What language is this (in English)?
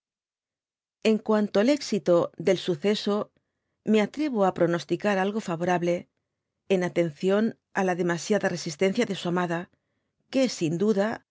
Spanish